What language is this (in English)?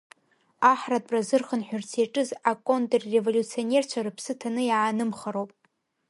Abkhazian